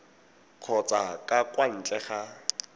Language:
Tswana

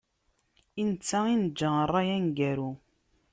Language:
Kabyle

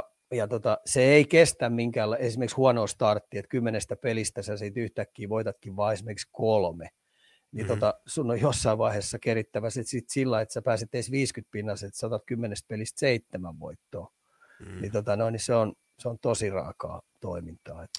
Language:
Finnish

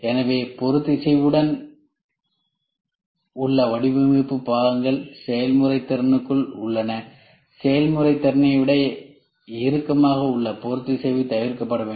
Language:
Tamil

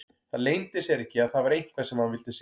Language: Icelandic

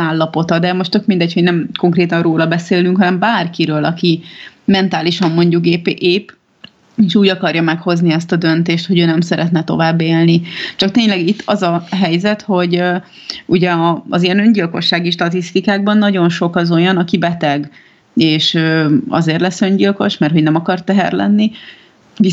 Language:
Hungarian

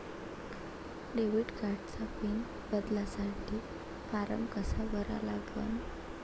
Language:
Marathi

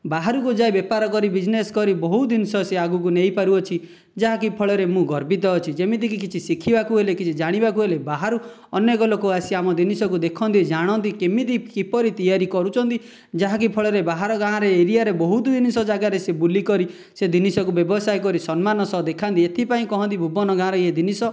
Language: Odia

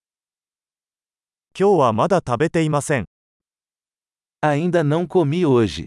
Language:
Japanese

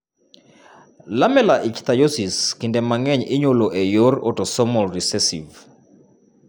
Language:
Luo (Kenya and Tanzania)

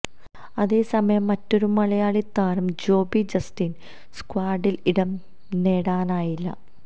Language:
Malayalam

